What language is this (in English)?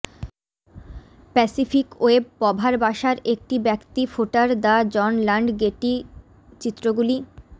Bangla